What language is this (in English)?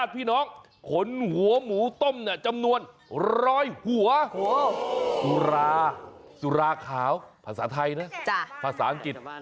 Thai